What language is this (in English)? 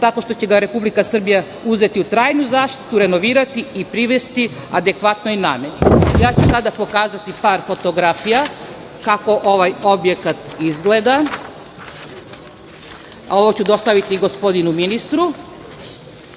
Serbian